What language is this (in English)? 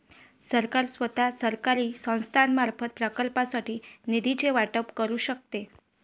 Marathi